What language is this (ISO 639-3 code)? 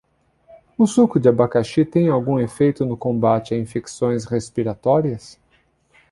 por